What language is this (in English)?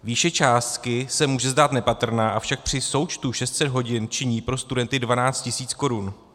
Czech